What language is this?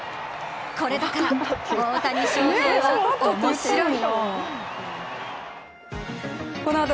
Japanese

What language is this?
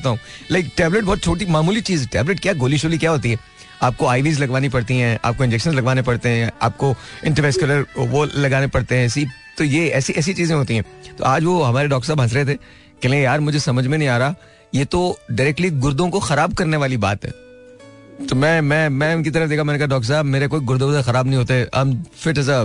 Hindi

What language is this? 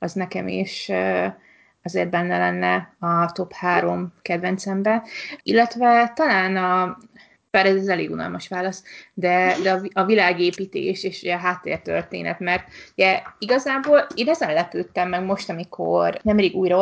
Hungarian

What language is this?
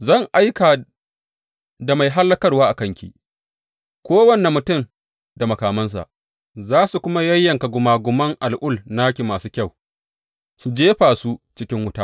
Hausa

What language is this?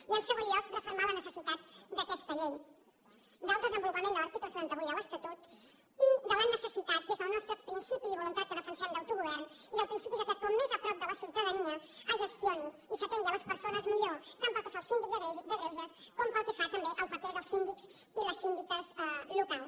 Catalan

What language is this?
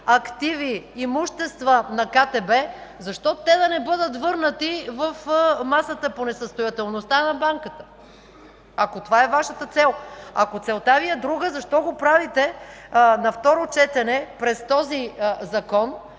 Bulgarian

